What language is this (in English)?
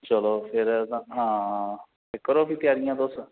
Dogri